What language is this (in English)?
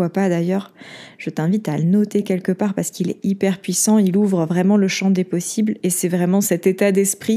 French